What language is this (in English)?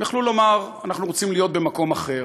Hebrew